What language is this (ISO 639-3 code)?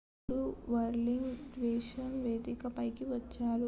tel